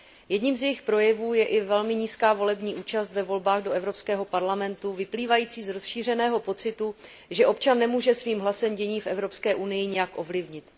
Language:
Czech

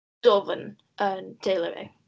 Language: Welsh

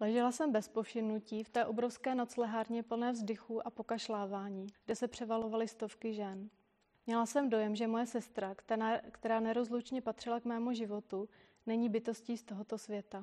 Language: Czech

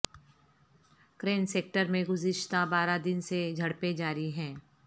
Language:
Urdu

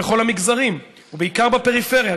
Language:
Hebrew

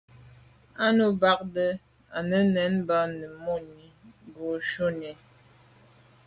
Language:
Medumba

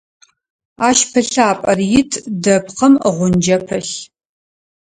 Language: Adyghe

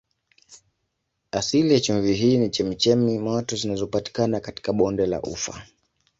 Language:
Swahili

